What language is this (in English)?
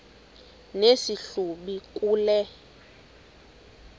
Xhosa